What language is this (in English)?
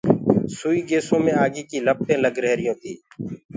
Gurgula